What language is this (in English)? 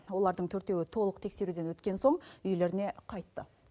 Kazakh